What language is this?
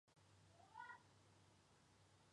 Chinese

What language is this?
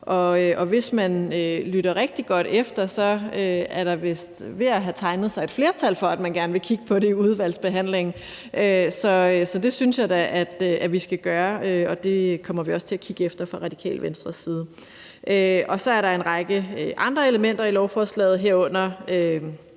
Danish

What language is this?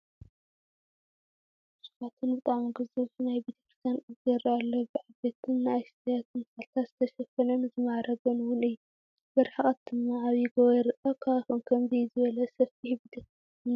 Tigrinya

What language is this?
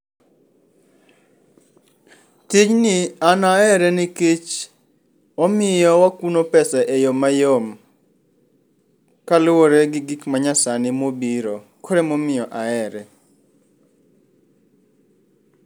Luo (Kenya and Tanzania)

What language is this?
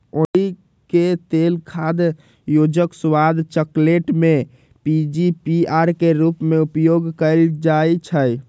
Magahi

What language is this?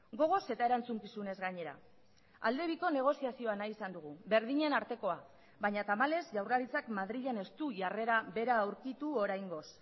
Basque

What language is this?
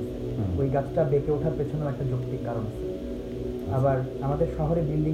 Bangla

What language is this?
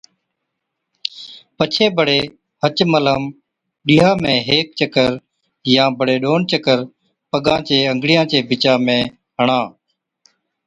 Od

